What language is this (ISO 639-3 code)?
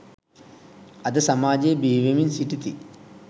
sin